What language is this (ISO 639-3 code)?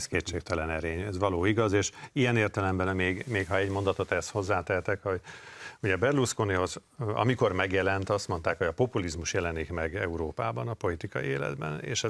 hun